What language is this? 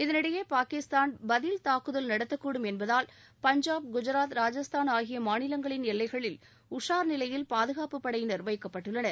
Tamil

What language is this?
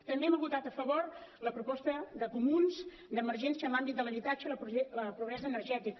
Catalan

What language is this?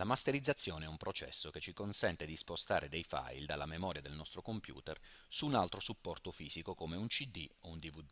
Italian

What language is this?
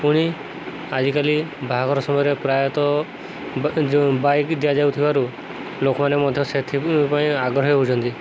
Odia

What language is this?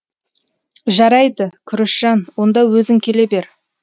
Kazakh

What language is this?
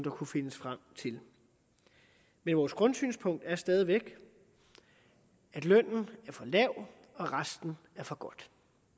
Danish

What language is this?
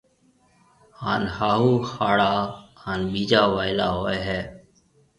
Marwari (Pakistan)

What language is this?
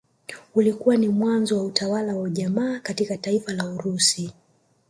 Swahili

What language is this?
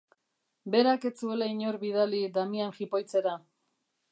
Basque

